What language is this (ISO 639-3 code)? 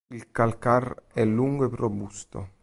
ita